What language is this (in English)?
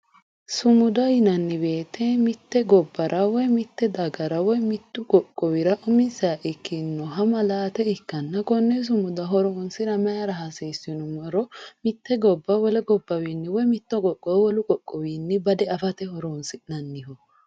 Sidamo